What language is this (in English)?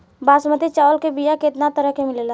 Bhojpuri